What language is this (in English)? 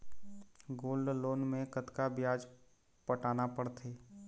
Chhattisgarhi